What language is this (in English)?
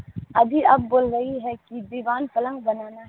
Urdu